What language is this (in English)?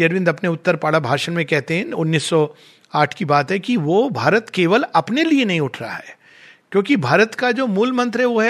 Hindi